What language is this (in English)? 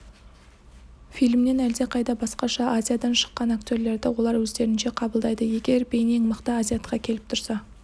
Kazakh